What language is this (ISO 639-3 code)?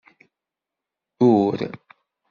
kab